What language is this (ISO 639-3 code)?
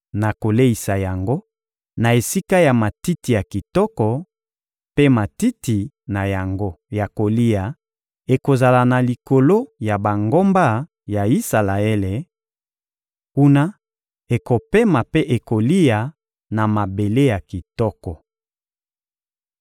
lin